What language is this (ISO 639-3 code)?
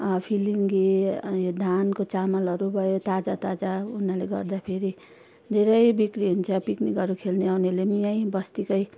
nep